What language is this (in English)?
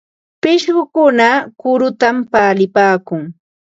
Ambo-Pasco Quechua